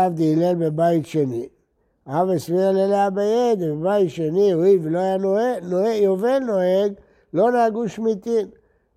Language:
Hebrew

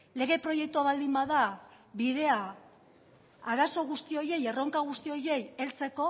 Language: Basque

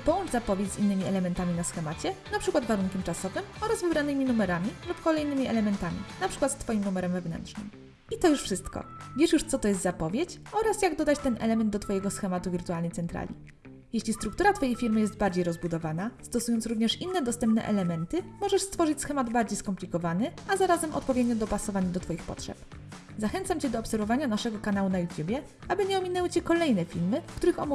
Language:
Polish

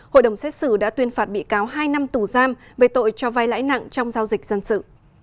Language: Vietnamese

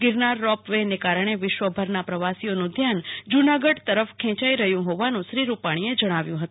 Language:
Gujarati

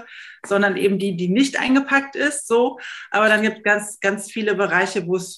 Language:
German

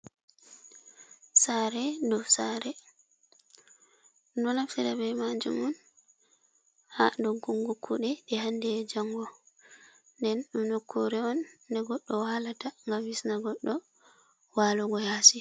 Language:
Fula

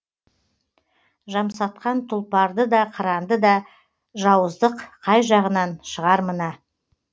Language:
Kazakh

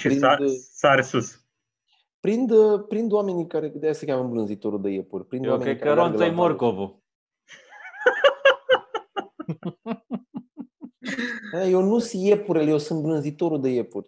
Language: Romanian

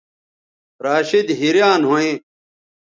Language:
Bateri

